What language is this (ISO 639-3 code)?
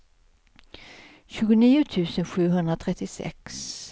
swe